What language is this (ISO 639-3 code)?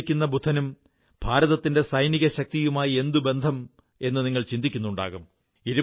mal